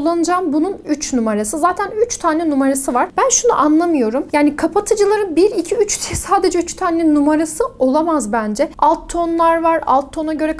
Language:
Turkish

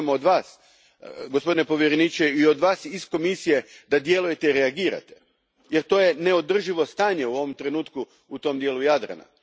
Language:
Croatian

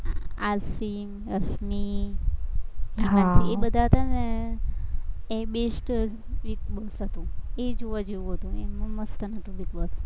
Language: Gujarati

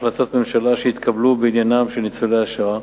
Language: Hebrew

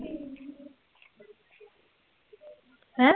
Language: Punjabi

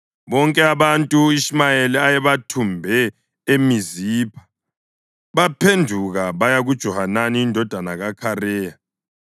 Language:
North Ndebele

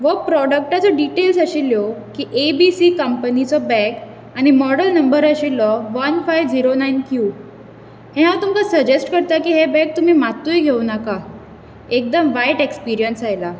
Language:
Konkani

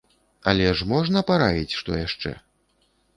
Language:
Belarusian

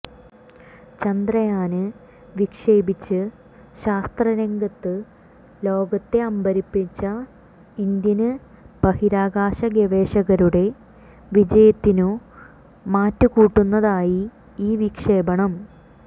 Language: Malayalam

